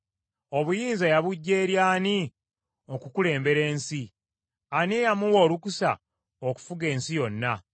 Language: Ganda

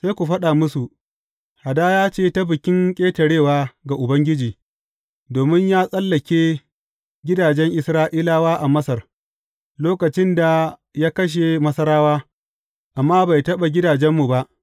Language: Hausa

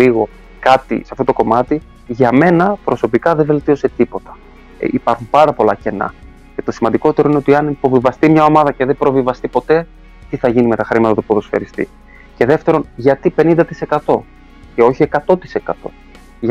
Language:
Greek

